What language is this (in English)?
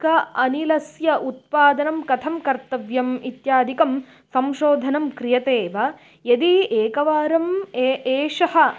Sanskrit